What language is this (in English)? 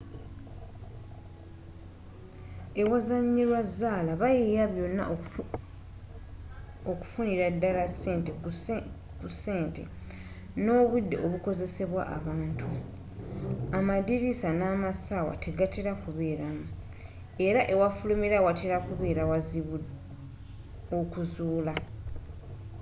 Ganda